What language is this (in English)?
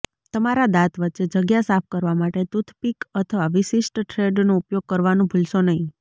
Gujarati